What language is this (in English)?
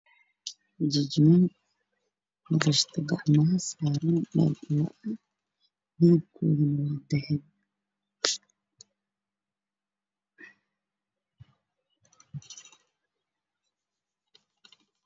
Somali